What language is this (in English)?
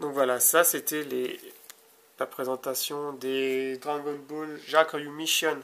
French